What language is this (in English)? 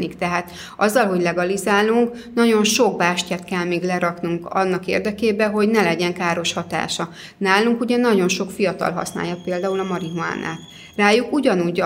Hungarian